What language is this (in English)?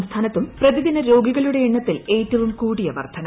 Malayalam